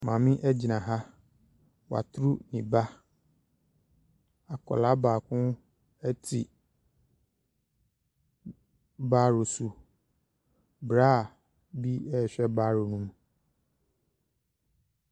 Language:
Akan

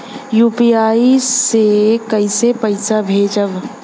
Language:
Bhojpuri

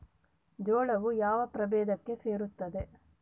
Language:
Kannada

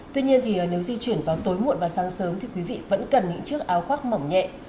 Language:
Vietnamese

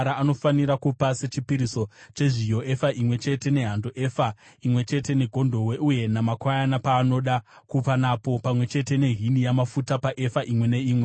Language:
Shona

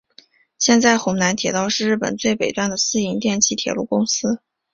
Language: Chinese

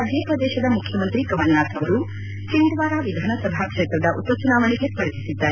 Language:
Kannada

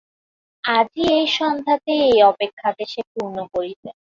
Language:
Bangla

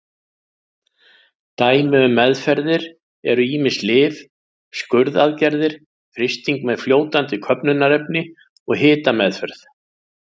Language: Icelandic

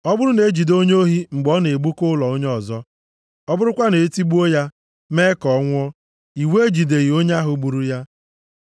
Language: Igbo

